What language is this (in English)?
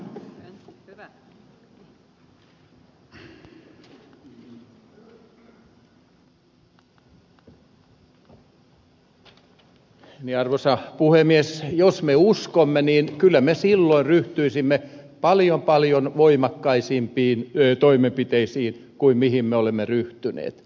Finnish